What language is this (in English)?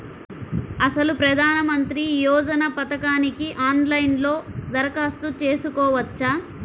Telugu